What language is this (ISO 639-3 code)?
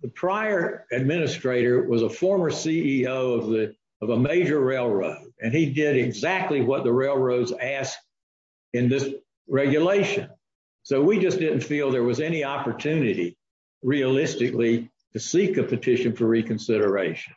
eng